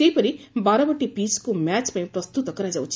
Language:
Odia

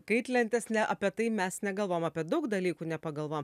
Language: Lithuanian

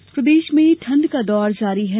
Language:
Hindi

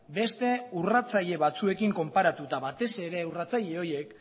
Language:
Basque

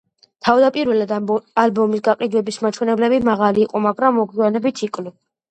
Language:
Georgian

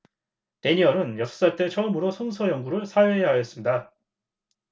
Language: Korean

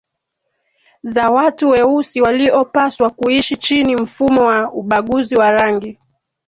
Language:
Swahili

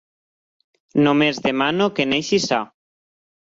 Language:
Catalan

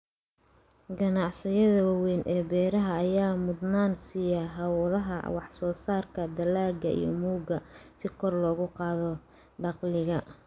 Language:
Somali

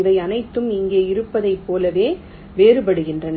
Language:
Tamil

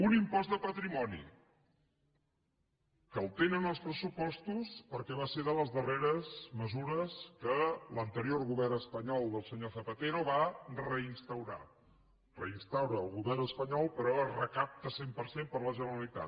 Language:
Catalan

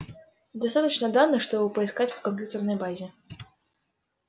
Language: Russian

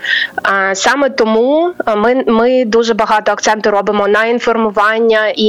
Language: Ukrainian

